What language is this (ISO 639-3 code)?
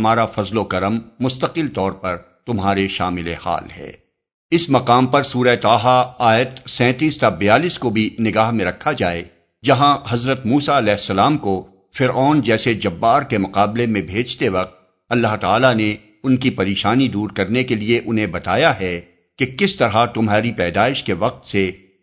urd